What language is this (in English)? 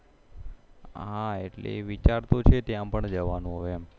Gujarati